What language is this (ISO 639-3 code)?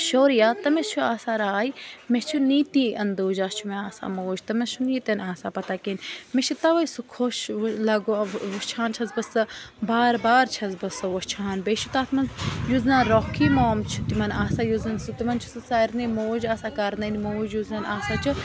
kas